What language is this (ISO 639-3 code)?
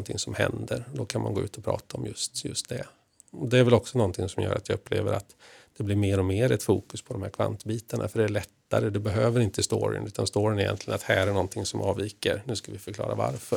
swe